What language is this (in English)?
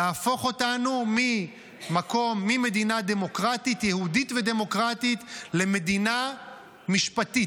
Hebrew